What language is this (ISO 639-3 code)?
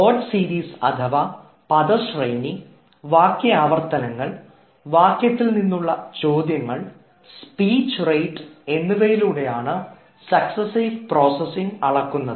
mal